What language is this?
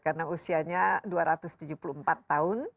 Indonesian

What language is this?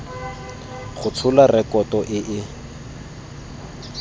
Tswana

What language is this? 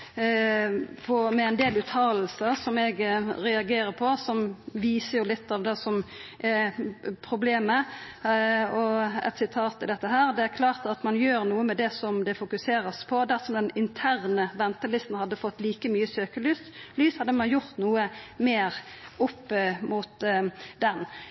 Norwegian Nynorsk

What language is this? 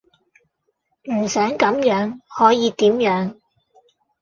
Cantonese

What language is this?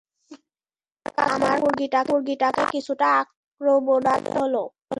Bangla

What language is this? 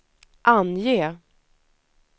Swedish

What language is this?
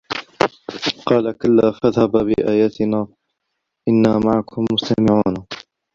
Arabic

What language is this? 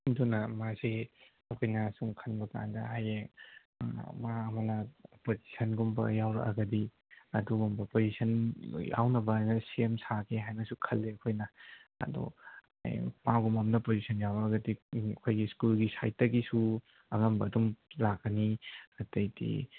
Manipuri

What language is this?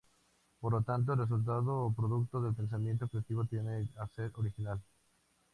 Spanish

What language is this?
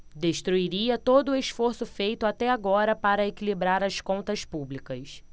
Portuguese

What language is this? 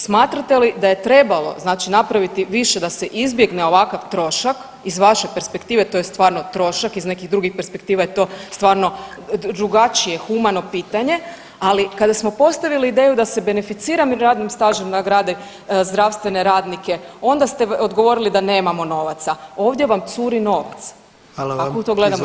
Croatian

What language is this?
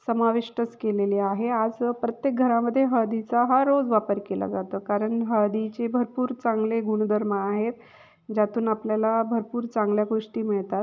Marathi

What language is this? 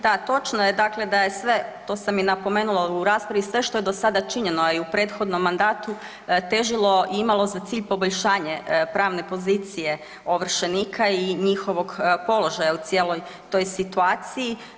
Croatian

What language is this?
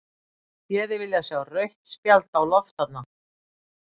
Icelandic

